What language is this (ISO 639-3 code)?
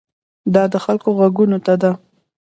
pus